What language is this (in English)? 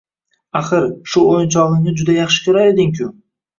Uzbek